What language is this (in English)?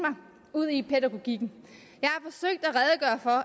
Danish